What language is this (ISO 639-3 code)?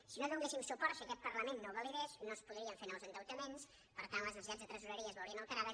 cat